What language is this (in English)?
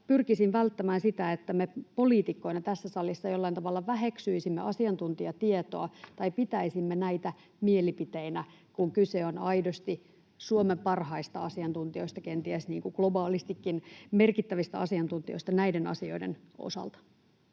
Finnish